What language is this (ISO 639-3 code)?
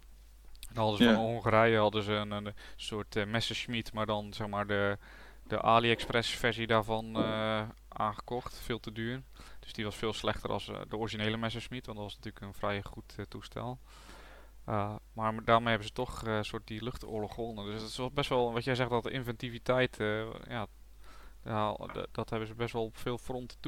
nld